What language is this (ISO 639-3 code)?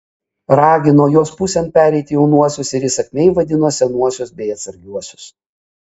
lit